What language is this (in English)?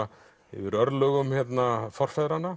Icelandic